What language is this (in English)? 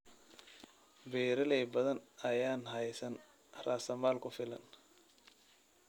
Somali